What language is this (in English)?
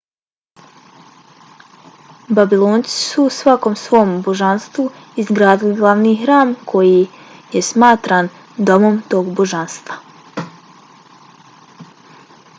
Bosnian